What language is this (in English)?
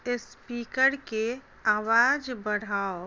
Maithili